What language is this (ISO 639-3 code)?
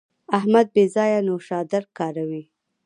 pus